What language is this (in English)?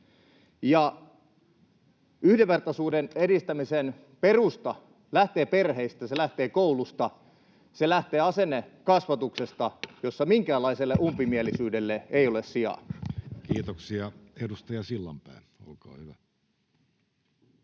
Finnish